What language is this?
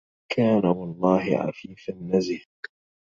Arabic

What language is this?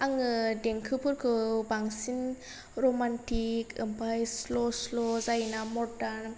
Bodo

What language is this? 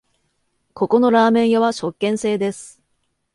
Japanese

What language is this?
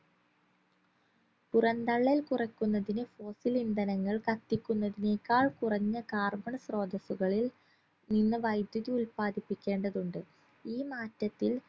Malayalam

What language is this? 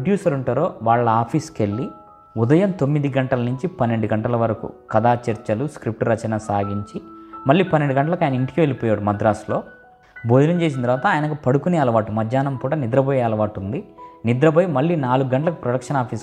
Telugu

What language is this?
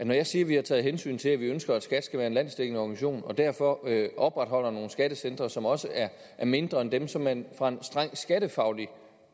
Danish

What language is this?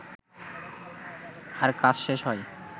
Bangla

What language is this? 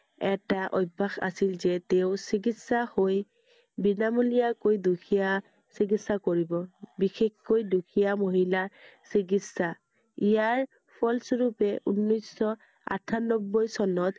Assamese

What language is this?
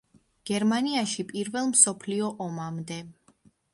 Georgian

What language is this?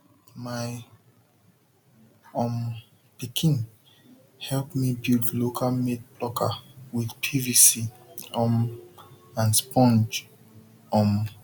Nigerian Pidgin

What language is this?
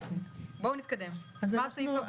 Hebrew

